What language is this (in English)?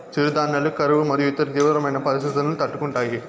Telugu